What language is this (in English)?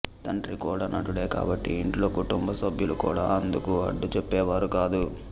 Telugu